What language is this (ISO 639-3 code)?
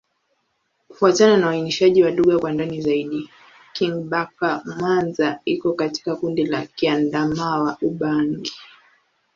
swa